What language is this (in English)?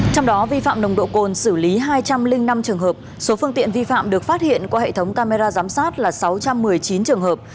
Vietnamese